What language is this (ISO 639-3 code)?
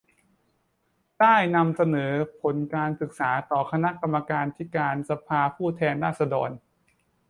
tha